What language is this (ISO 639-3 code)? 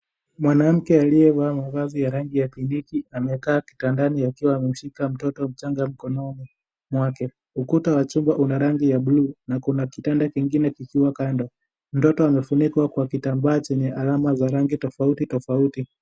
swa